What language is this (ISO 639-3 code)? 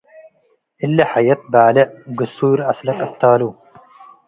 tig